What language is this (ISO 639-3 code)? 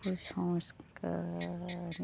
ben